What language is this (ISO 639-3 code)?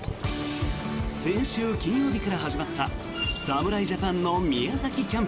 jpn